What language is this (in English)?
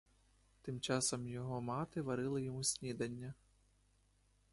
Ukrainian